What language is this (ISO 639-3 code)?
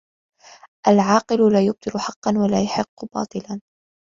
ara